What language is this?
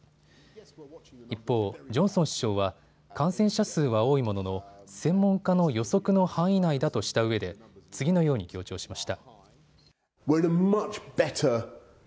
Japanese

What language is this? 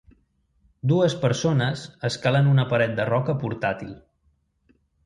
Catalan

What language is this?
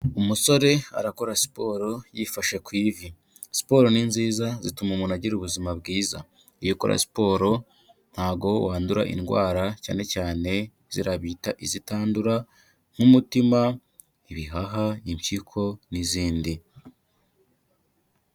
Kinyarwanda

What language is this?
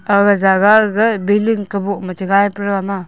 Wancho Naga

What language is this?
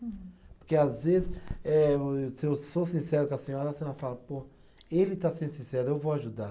Portuguese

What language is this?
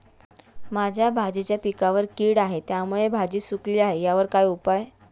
Marathi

